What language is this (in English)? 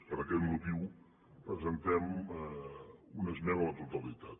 Catalan